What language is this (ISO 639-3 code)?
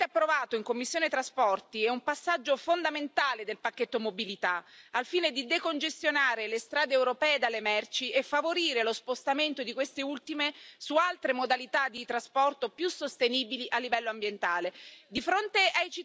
ita